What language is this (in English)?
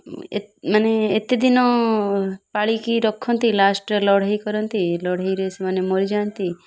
Odia